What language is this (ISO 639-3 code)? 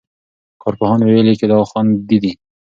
pus